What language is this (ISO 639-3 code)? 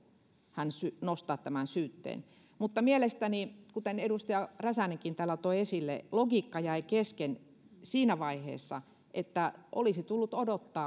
fin